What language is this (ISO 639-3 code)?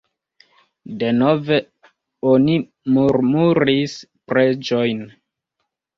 epo